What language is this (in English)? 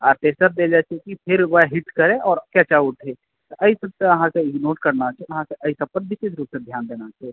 Maithili